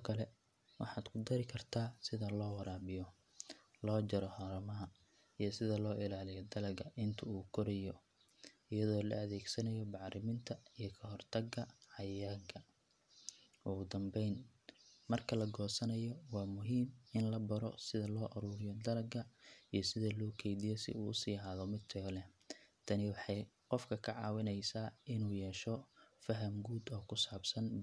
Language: Somali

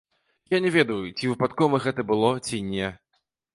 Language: Belarusian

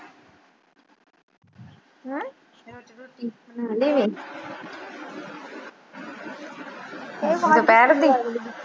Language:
Punjabi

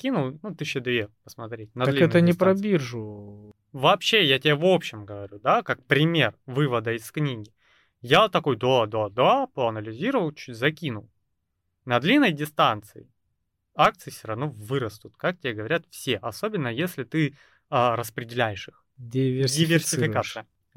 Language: Russian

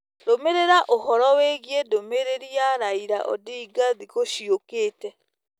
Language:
Kikuyu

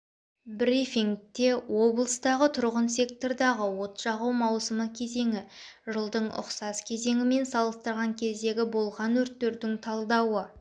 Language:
Kazakh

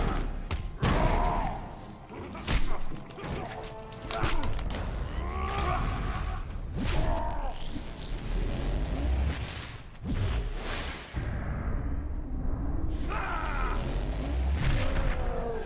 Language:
Hungarian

